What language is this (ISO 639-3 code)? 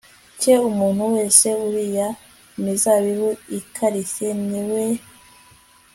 kin